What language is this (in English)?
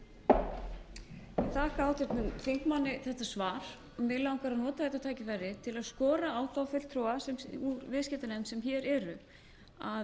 Icelandic